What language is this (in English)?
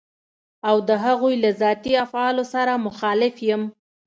Pashto